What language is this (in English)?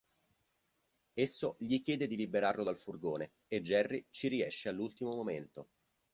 Italian